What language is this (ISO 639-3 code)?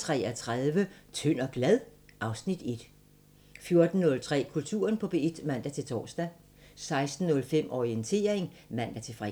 dan